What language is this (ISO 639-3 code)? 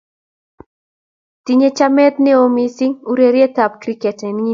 kln